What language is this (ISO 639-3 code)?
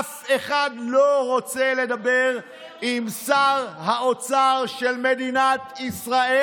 heb